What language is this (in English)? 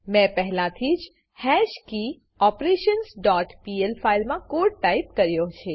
Gujarati